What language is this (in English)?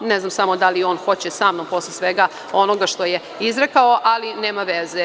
Serbian